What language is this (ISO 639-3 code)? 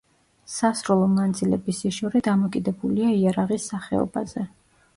kat